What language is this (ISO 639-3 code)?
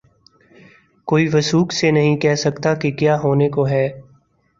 urd